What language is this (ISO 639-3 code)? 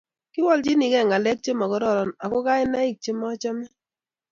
kln